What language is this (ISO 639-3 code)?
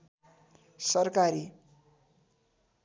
nep